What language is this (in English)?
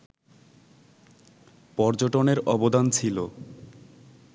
Bangla